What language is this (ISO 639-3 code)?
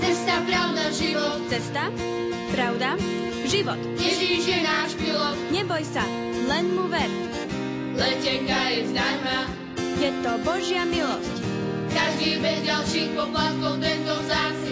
slk